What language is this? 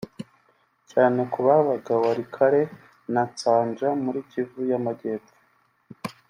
Kinyarwanda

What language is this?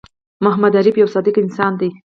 Pashto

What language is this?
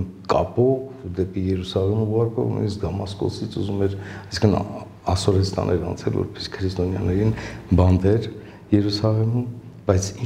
Romanian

